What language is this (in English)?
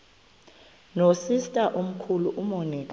Xhosa